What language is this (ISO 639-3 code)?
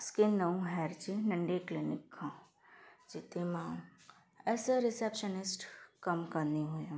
snd